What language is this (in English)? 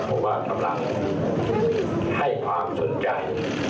Thai